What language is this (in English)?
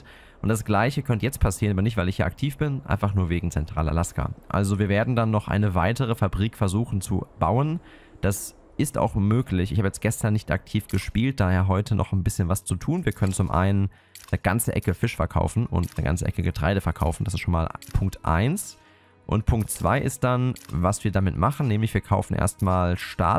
German